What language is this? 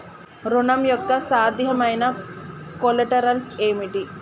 Telugu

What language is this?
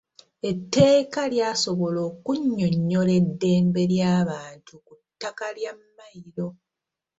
Ganda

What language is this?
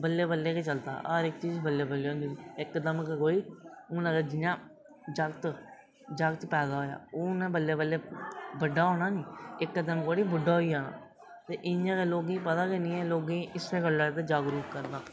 Dogri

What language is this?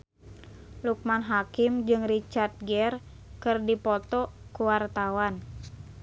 Sundanese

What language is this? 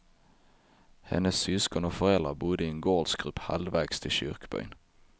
Swedish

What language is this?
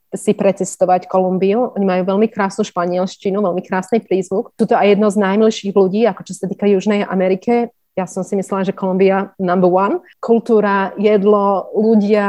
Slovak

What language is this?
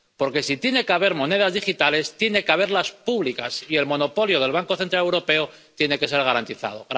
Spanish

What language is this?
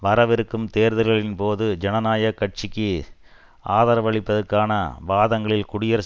Tamil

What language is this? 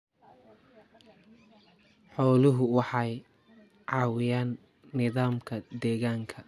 Somali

